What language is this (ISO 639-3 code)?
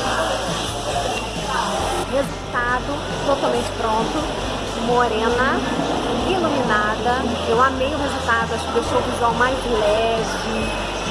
por